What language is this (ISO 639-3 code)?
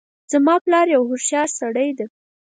pus